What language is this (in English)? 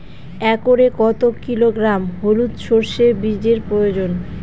Bangla